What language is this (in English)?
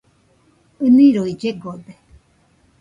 Nüpode Huitoto